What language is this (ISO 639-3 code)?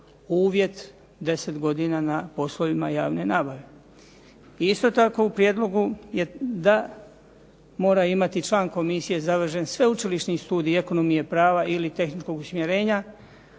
hrv